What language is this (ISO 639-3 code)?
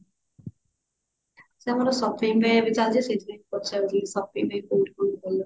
ori